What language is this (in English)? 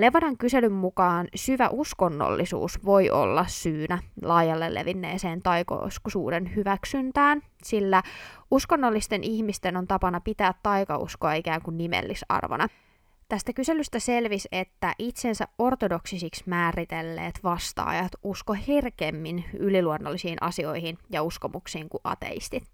Finnish